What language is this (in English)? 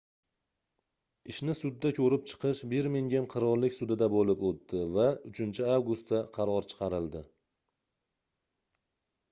Uzbek